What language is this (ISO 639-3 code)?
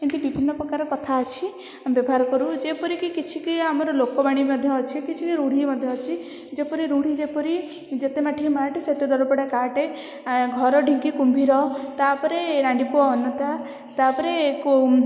ori